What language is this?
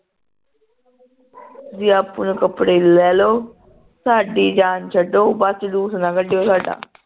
Punjabi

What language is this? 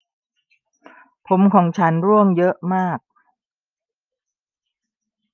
Thai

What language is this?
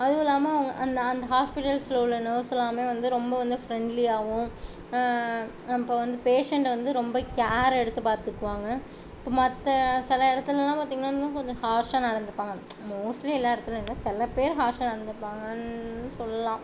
Tamil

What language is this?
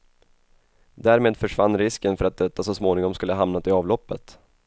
Swedish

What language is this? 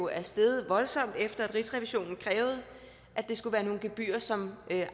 Danish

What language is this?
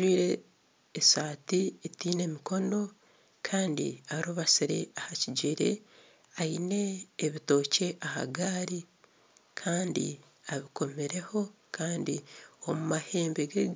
Nyankole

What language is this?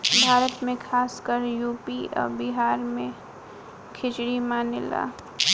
Bhojpuri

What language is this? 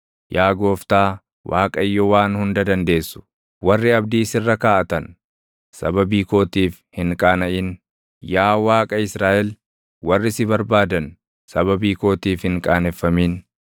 Oromo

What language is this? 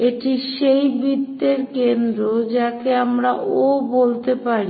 Bangla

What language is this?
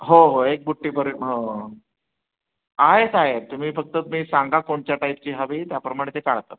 Marathi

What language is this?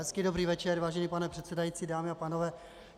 Czech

